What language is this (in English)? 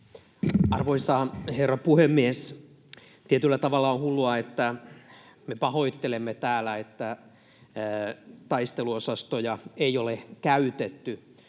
Finnish